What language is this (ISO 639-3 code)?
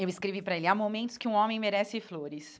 por